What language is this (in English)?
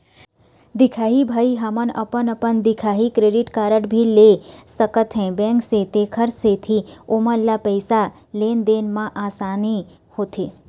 Chhattisgarhi